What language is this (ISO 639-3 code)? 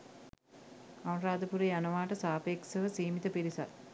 sin